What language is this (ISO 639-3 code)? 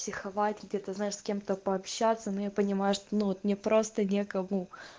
rus